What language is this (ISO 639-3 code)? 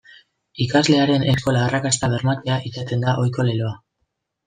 eus